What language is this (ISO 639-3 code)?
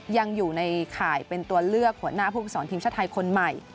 tha